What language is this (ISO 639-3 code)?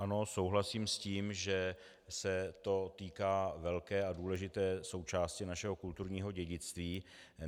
ces